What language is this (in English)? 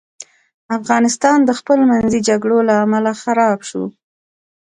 Pashto